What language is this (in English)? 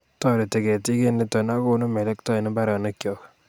Kalenjin